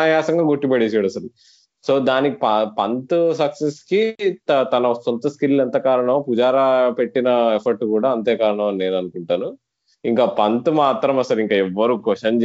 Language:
Telugu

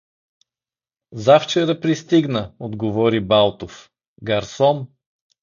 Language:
Bulgarian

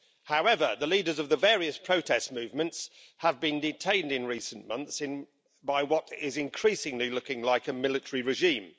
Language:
English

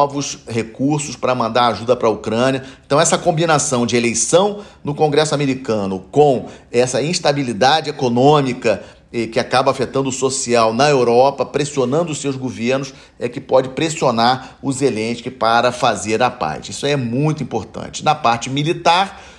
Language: Portuguese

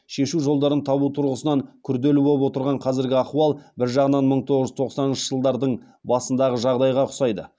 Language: Kazakh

